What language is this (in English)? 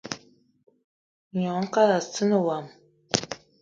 Eton (Cameroon)